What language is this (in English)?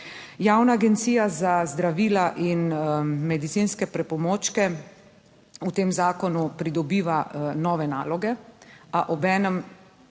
Slovenian